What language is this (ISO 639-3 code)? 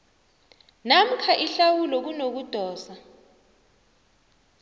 nbl